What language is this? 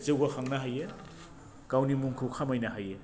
Bodo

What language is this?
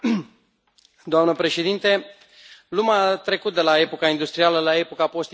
Romanian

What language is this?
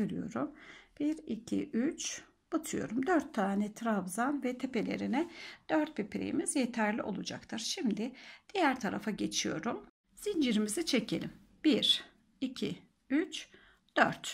Turkish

